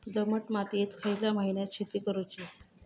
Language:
Marathi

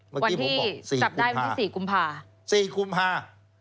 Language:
Thai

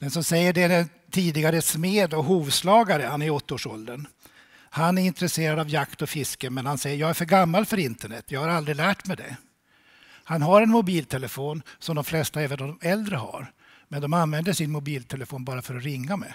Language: Swedish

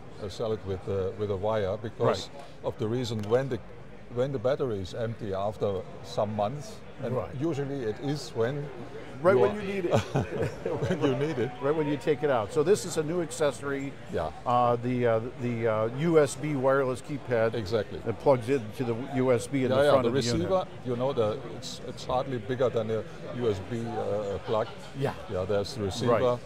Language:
English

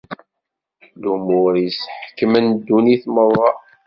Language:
Kabyle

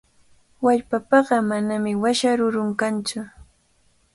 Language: Cajatambo North Lima Quechua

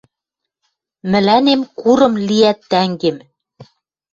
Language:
Western Mari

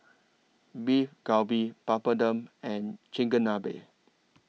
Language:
English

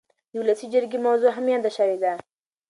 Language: Pashto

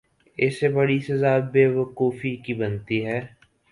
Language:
Urdu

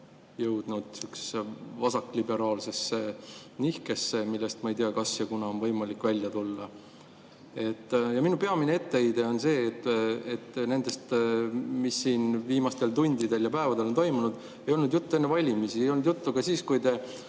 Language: Estonian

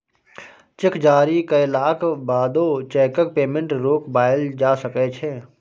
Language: Maithili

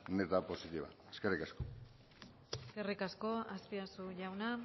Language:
Basque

